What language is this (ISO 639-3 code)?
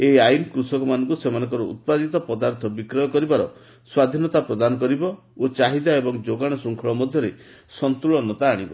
ori